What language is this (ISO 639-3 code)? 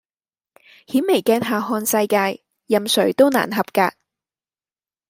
yue